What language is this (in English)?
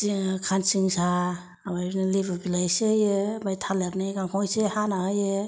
Bodo